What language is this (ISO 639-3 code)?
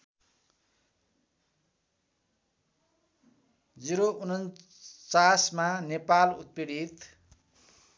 nep